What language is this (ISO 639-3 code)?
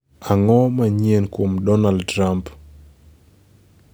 luo